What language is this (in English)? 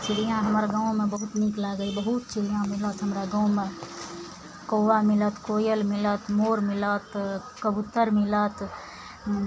Maithili